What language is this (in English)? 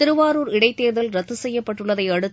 Tamil